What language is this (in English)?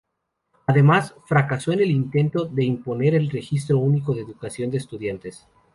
Spanish